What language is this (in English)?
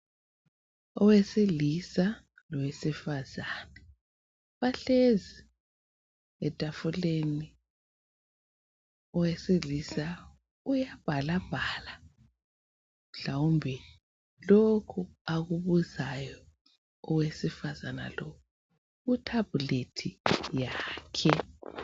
North Ndebele